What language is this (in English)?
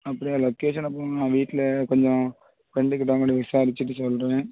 Tamil